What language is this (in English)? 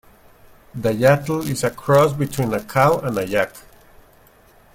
English